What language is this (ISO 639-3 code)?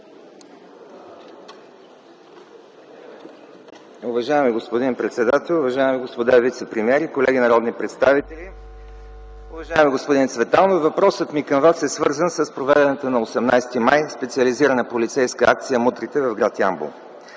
bul